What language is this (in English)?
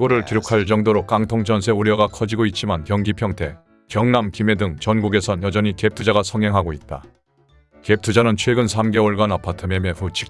Korean